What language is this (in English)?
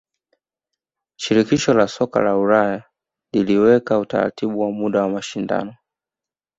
Swahili